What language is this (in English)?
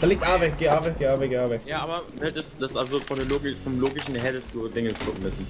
German